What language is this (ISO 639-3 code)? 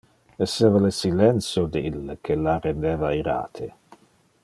ina